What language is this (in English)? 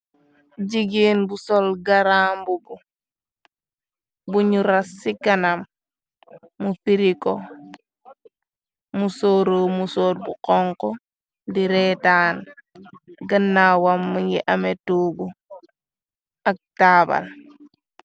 Wolof